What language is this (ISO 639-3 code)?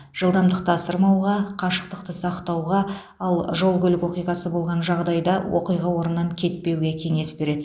kaz